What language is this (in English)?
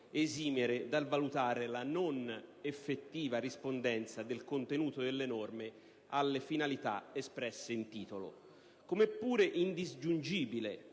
Italian